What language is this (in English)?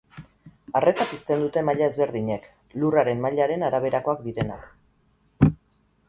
Basque